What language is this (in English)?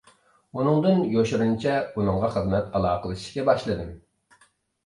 Uyghur